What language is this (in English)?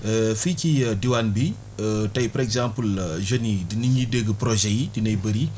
Wolof